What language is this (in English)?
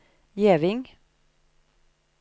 Norwegian